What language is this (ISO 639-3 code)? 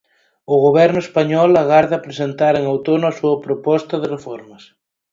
glg